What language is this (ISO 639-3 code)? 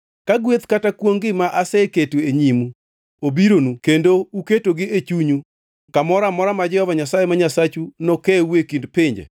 luo